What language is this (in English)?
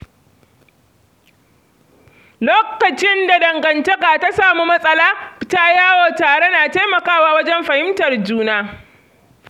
Hausa